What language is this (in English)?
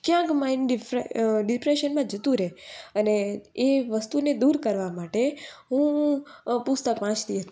Gujarati